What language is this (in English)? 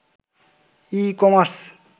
Bangla